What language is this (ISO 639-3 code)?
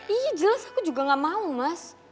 ind